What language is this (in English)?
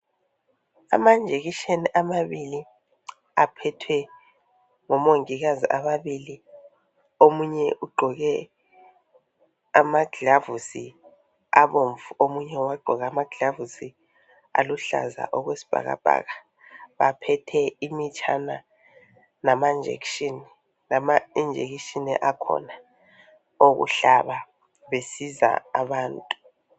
North Ndebele